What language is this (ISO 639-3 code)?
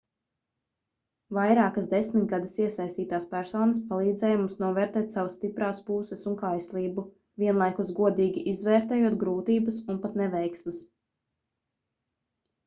lav